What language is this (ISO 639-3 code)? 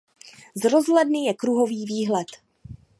ces